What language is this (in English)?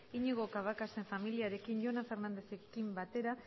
Basque